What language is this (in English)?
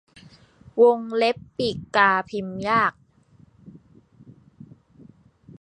Thai